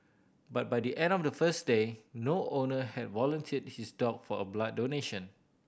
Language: English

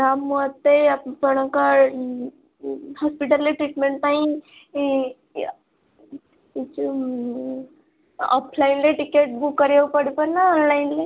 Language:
Odia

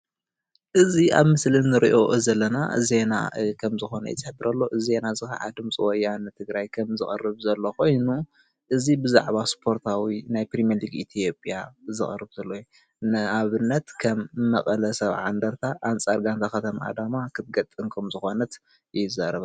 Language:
Tigrinya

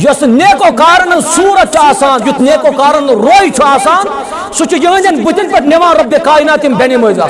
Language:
Kashmiri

